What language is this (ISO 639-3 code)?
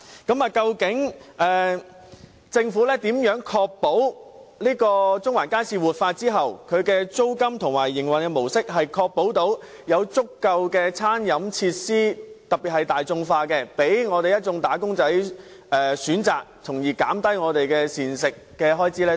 yue